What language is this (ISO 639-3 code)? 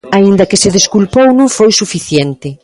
glg